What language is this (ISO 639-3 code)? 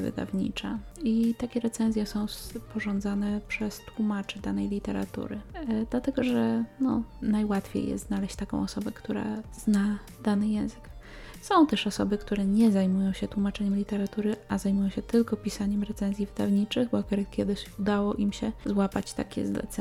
pol